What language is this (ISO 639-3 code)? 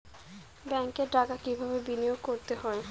ben